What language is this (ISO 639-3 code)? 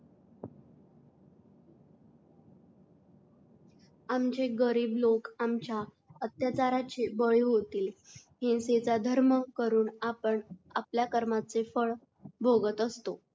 mar